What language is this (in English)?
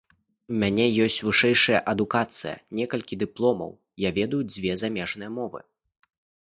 Belarusian